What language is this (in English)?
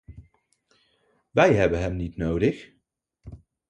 Dutch